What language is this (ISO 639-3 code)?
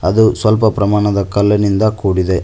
kan